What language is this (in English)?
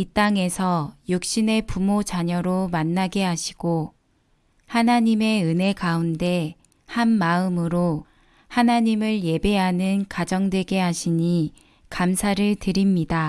Korean